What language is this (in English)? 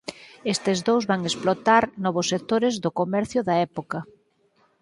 Galician